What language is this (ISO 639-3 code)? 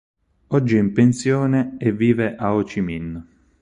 ita